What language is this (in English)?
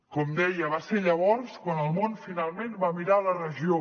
Catalan